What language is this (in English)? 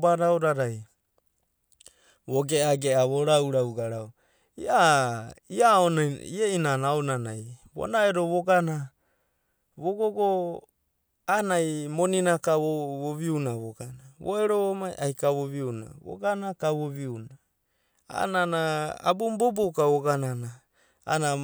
Abadi